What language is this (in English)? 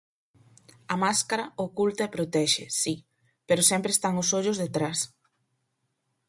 Galician